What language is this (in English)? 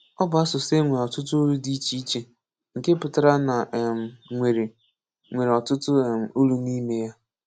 Igbo